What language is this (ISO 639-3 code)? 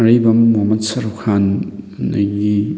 mni